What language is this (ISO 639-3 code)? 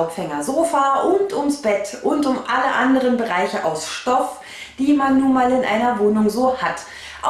deu